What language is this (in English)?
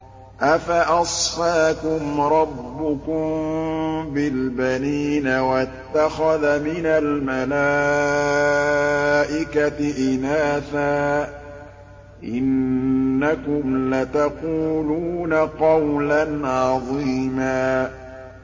Arabic